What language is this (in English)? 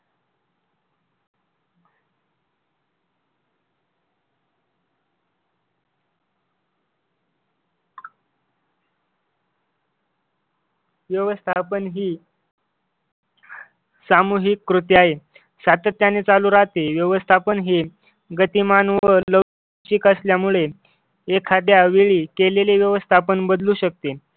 Marathi